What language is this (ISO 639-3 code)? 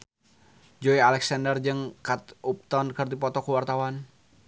sun